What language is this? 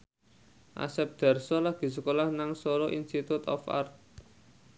Javanese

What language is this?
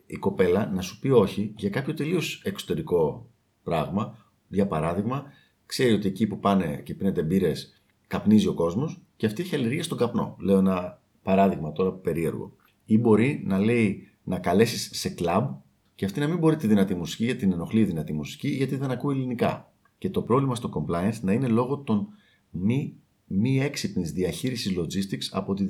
Greek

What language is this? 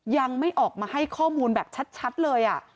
Thai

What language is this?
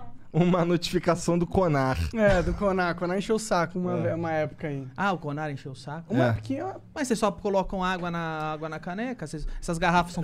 Portuguese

